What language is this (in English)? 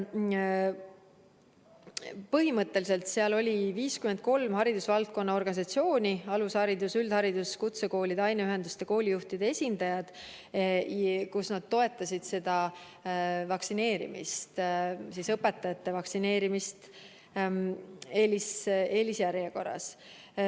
Estonian